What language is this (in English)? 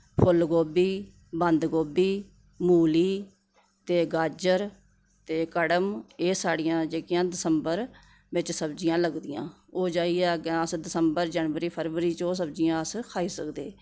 Dogri